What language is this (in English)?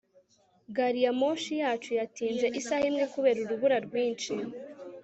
Kinyarwanda